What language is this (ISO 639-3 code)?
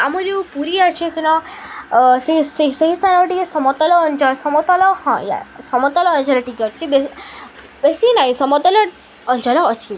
ori